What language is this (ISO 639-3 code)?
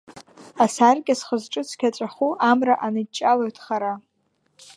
abk